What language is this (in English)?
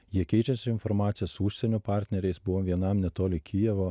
Lithuanian